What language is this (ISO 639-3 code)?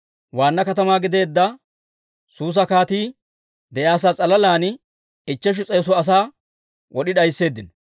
dwr